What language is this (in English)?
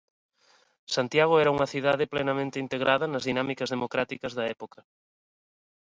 Galician